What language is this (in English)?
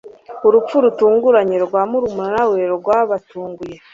Kinyarwanda